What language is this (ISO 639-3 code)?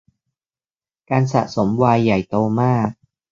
tha